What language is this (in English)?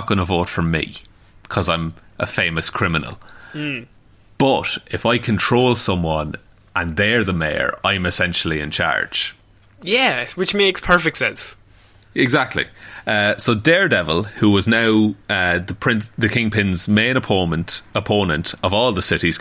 English